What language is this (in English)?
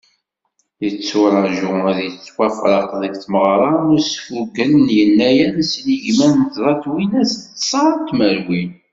Kabyle